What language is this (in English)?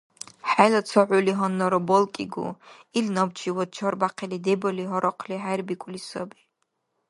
Dargwa